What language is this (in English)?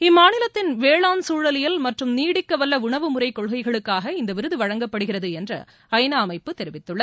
Tamil